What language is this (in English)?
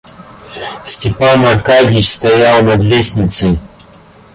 Russian